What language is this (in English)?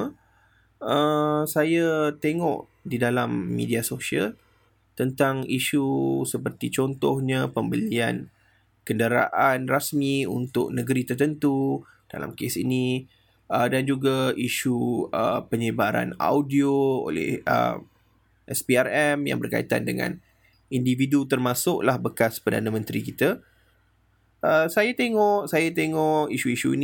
Malay